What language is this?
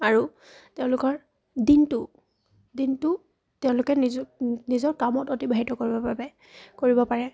Assamese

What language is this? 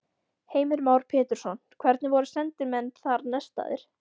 Icelandic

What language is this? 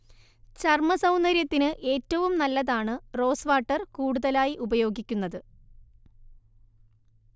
Malayalam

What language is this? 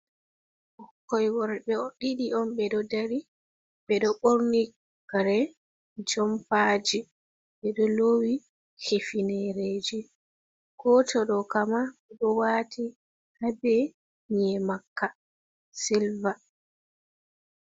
Fula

